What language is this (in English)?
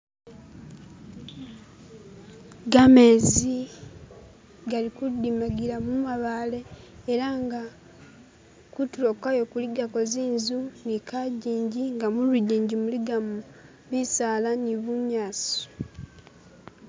Masaaba